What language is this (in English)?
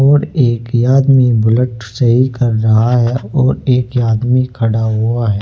Hindi